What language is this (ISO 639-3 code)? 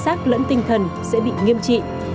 vie